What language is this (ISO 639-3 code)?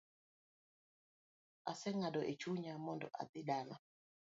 luo